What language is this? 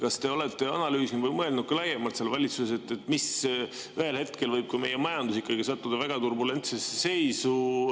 Estonian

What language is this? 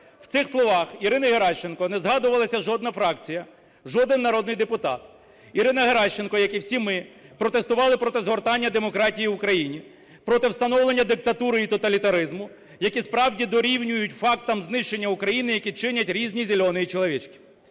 Ukrainian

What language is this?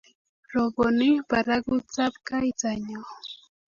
Kalenjin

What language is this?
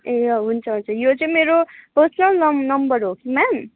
Nepali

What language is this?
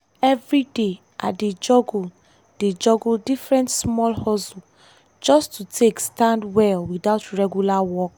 Nigerian Pidgin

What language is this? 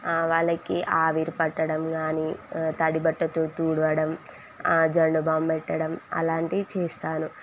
Telugu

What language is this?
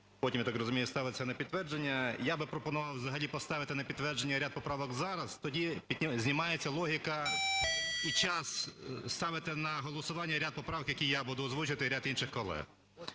Ukrainian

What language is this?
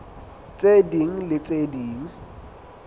Southern Sotho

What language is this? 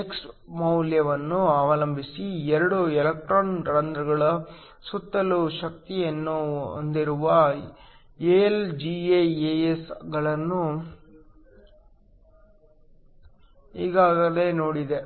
Kannada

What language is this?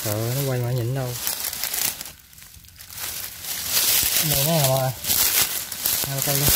Vietnamese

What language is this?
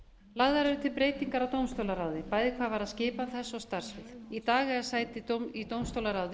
Icelandic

